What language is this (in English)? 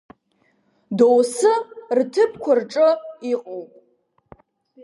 Abkhazian